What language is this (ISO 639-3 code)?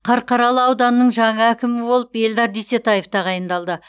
kaz